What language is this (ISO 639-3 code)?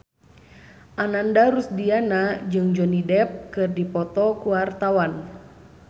sun